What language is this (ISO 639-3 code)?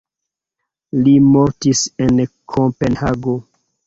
epo